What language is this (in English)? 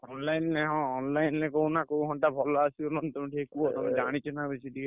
Odia